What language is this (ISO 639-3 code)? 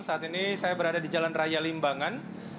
ind